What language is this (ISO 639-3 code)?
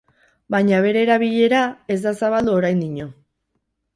eus